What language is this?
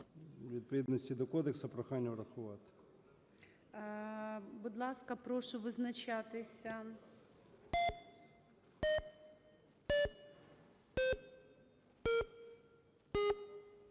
Ukrainian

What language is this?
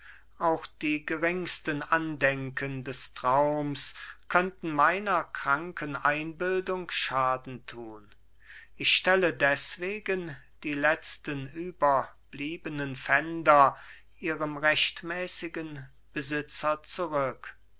German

